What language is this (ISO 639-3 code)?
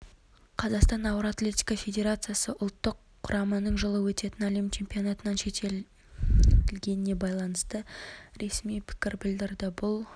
kaz